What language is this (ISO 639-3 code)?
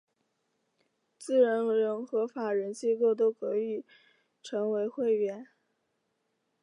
zho